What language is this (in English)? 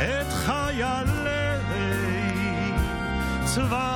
Hebrew